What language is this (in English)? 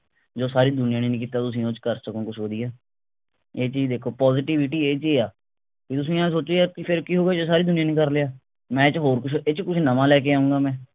Punjabi